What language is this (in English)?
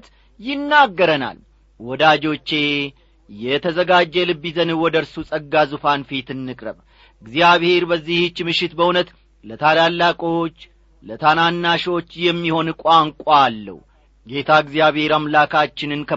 Amharic